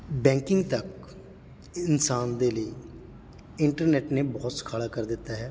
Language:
Punjabi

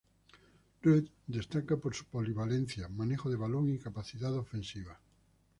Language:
Spanish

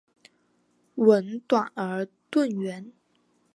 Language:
Chinese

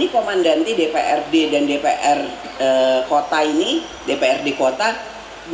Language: Indonesian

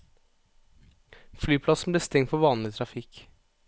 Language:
Norwegian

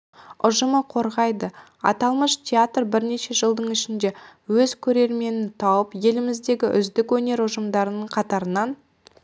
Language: Kazakh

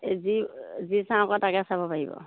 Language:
Assamese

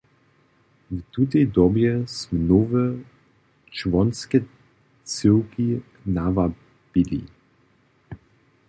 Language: Upper Sorbian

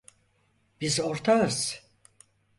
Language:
Turkish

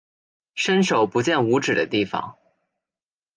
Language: Chinese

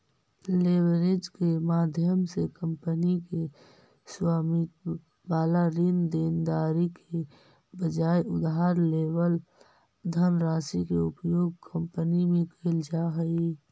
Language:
Magahi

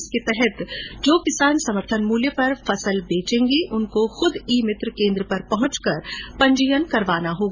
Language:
Hindi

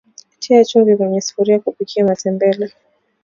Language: Swahili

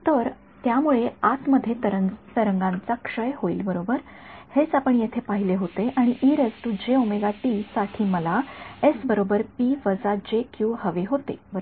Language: Marathi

